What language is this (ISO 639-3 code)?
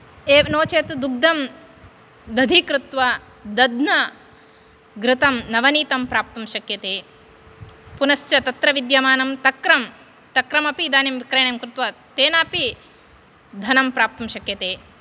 san